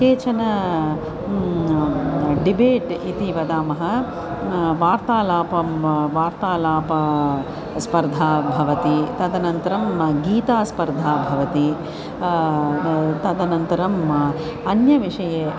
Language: Sanskrit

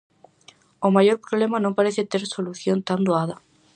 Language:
Galician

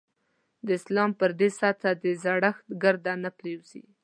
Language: Pashto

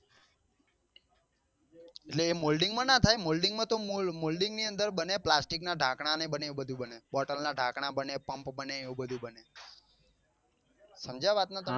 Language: Gujarati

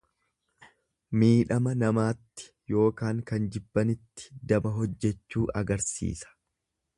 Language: Oromo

